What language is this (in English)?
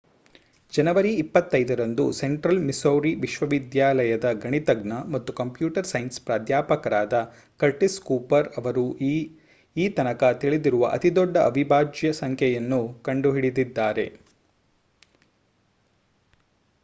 Kannada